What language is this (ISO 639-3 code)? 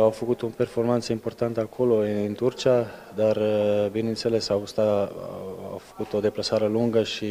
ron